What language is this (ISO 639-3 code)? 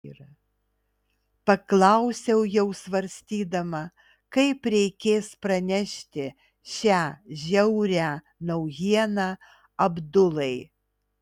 lit